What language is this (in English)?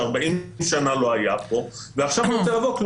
Hebrew